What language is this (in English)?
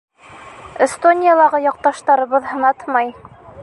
Bashkir